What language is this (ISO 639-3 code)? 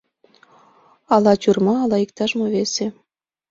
chm